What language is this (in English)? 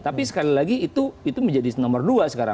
Indonesian